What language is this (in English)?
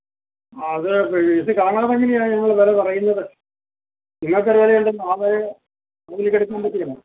Malayalam